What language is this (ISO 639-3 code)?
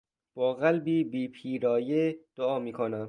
fas